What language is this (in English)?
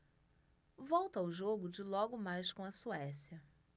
Portuguese